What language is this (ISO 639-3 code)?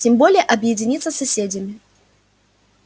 rus